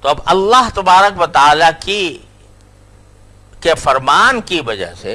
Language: Urdu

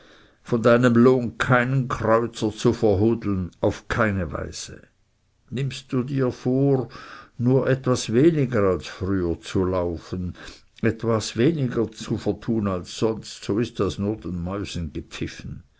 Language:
German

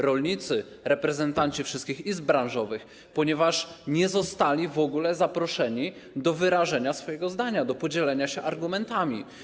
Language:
Polish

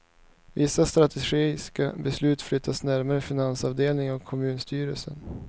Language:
Swedish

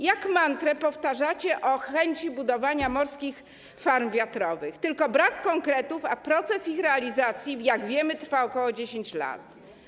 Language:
Polish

